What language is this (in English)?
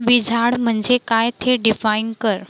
Marathi